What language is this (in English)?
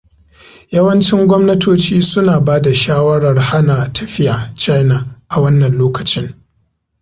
Hausa